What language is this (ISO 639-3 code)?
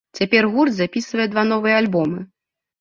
bel